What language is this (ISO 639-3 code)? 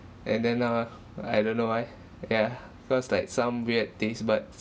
eng